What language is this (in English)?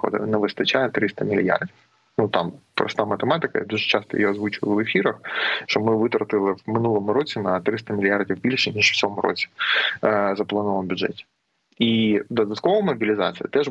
Ukrainian